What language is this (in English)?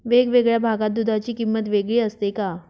Marathi